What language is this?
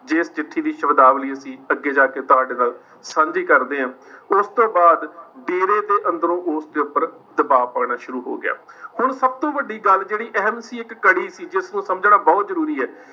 Punjabi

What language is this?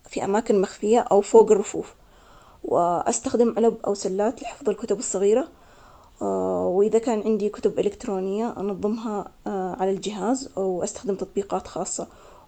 Omani Arabic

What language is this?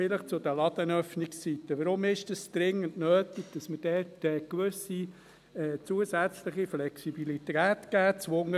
Swiss German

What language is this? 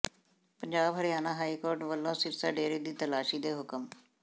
Punjabi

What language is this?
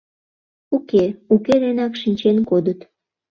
Mari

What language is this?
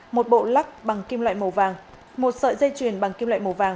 Vietnamese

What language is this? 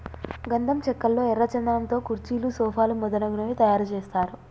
Telugu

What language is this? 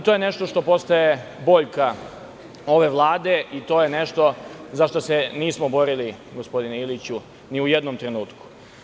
Serbian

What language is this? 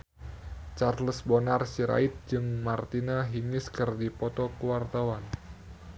Sundanese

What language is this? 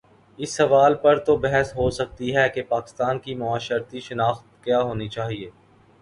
Urdu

